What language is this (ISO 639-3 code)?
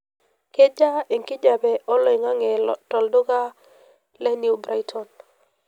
mas